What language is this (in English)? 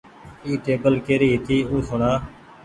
Goaria